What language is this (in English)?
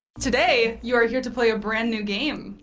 English